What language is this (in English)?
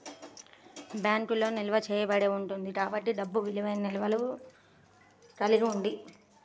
Telugu